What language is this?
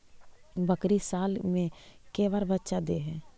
Magahi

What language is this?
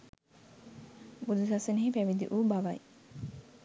Sinhala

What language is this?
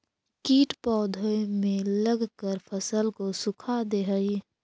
Magahi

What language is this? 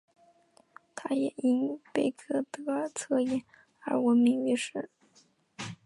Chinese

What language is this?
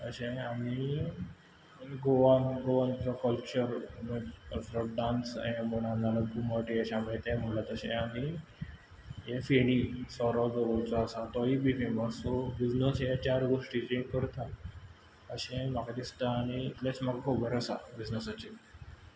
Konkani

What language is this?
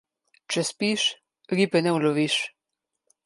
Slovenian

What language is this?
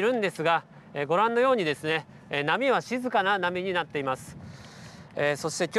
Japanese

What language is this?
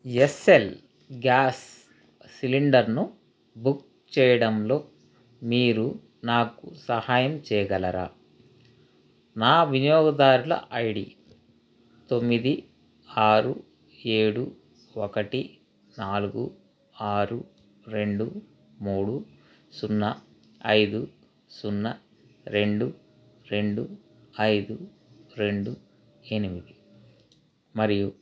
Telugu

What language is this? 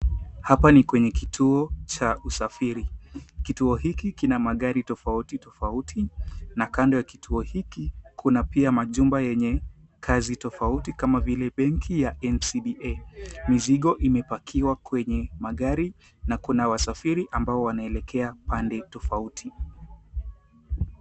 Swahili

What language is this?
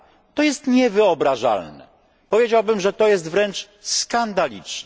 Polish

